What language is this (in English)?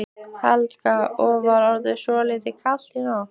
Icelandic